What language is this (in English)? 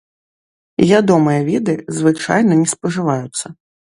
Belarusian